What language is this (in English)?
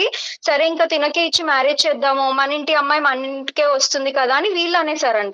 Telugu